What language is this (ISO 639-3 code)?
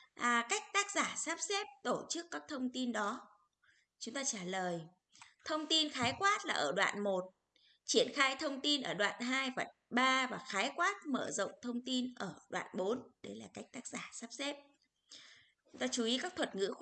vie